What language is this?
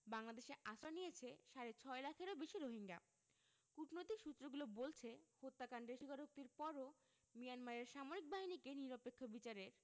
Bangla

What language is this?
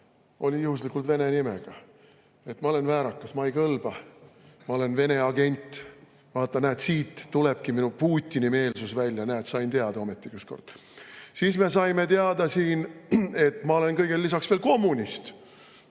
Estonian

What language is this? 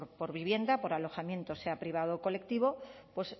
Spanish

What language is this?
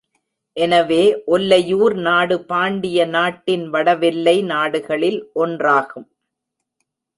Tamil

